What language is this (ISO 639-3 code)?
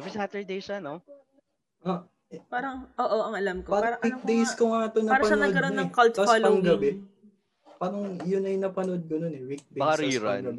fil